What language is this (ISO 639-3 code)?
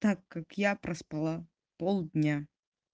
rus